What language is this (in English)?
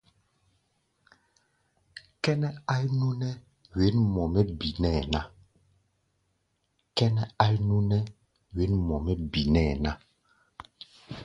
Gbaya